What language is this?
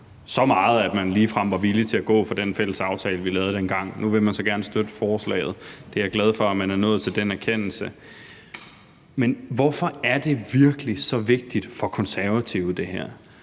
Danish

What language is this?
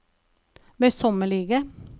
Norwegian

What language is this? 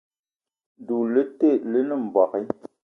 Eton (Cameroon)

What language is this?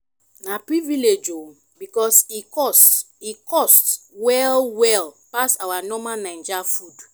Nigerian Pidgin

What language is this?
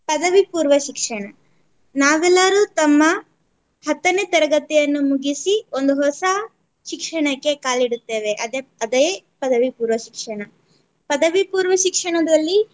Kannada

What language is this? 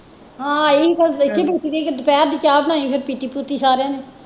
Punjabi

